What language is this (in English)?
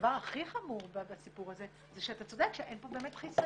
Hebrew